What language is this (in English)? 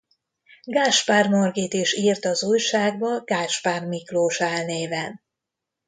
Hungarian